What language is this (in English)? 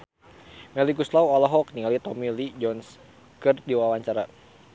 Sundanese